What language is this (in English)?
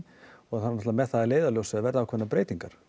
Icelandic